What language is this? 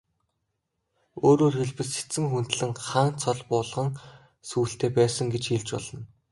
Mongolian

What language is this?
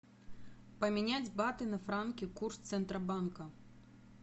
Russian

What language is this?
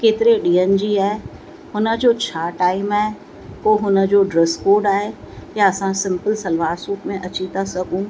Sindhi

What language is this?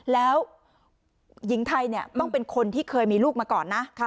Thai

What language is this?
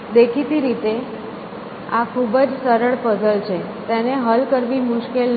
Gujarati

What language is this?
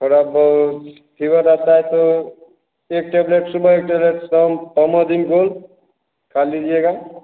Hindi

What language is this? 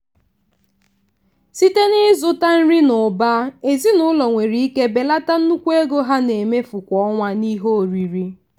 Igbo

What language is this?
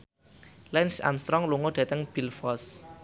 Javanese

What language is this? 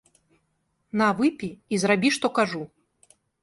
Belarusian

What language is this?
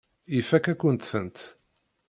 Kabyle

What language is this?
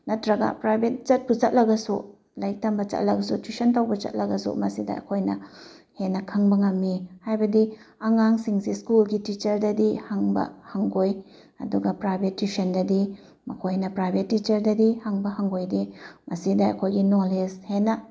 Manipuri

